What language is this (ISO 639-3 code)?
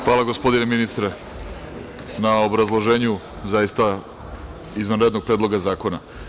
srp